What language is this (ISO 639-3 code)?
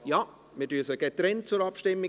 gsw